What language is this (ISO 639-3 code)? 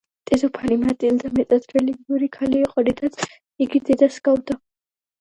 kat